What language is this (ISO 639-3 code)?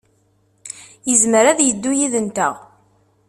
kab